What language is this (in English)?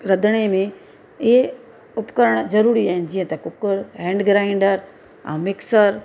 Sindhi